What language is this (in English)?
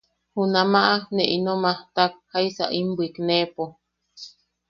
Yaqui